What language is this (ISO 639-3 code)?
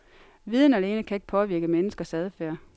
dan